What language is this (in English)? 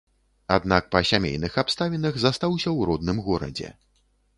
Belarusian